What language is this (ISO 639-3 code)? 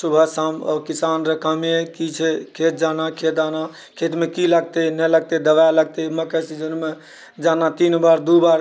mai